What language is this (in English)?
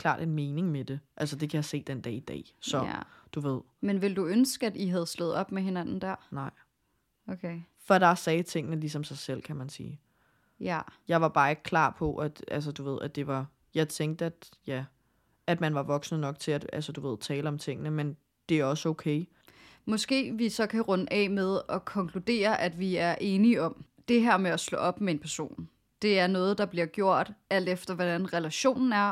Danish